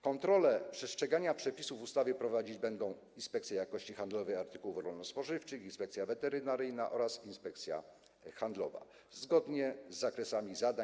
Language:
Polish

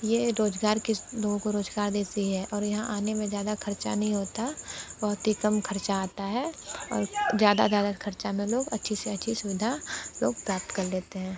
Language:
Hindi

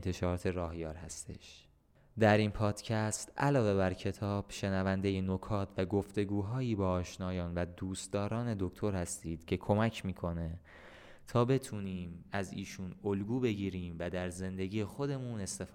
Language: Persian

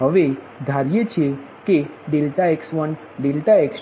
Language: Gujarati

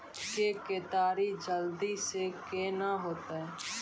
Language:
Maithili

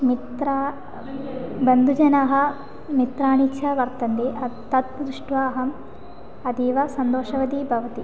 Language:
Sanskrit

